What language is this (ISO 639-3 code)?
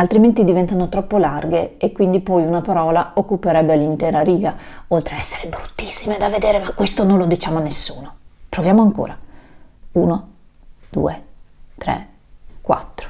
ita